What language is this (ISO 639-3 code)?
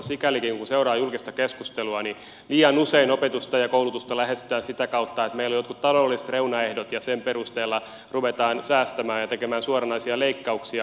fin